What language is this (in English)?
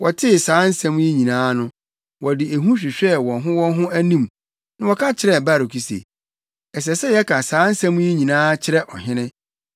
Akan